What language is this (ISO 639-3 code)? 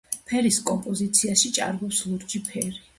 kat